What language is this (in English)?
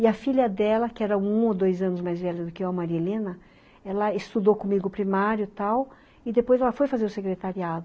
Portuguese